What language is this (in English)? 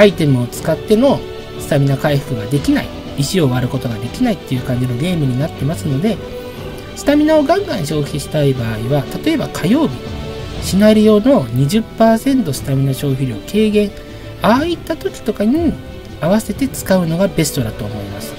Japanese